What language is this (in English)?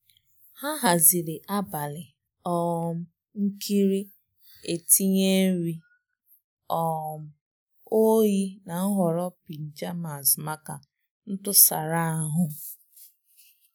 Igbo